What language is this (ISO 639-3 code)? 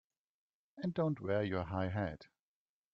eng